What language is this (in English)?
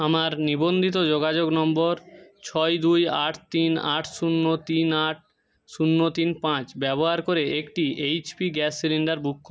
Bangla